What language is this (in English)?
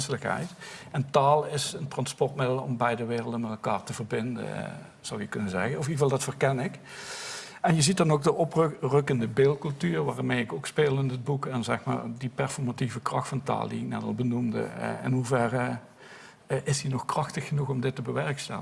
Dutch